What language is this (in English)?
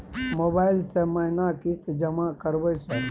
Maithili